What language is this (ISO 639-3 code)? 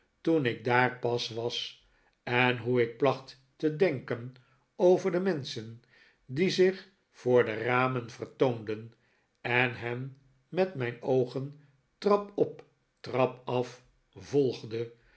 nld